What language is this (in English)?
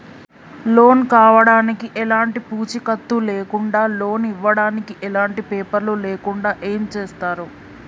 Telugu